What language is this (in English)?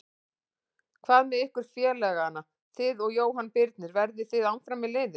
Icelandic